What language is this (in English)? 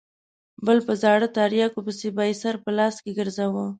Pashto